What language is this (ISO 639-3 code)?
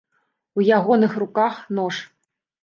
bel